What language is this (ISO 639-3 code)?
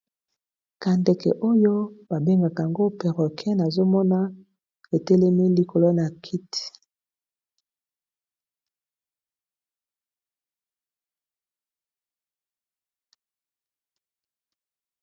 lin